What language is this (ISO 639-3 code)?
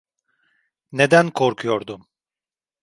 tur